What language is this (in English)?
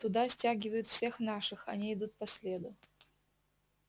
Russian